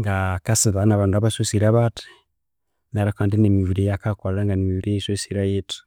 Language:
Konzo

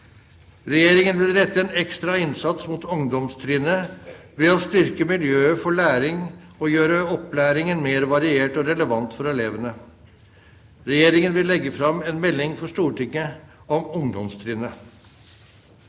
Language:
Norwegian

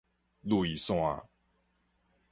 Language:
Min Nan Chinese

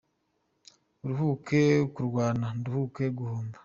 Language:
Kinyarwanda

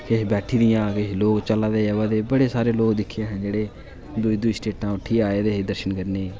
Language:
Dogri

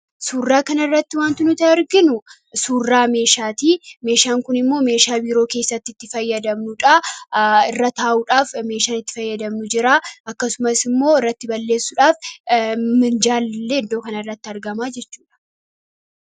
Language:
Oromo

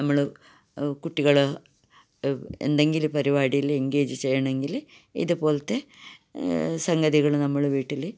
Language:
Malayalam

